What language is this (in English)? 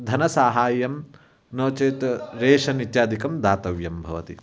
Sanskrit